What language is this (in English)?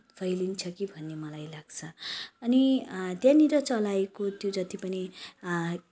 Nepali